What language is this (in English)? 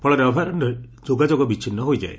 Odia